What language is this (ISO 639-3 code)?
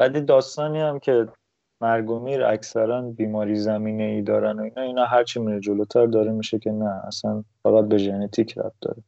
fas